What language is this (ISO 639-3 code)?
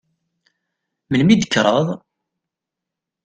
kab